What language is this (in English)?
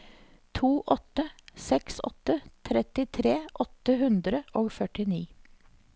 Norwegian